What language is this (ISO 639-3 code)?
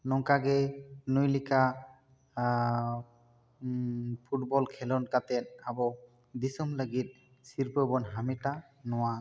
sat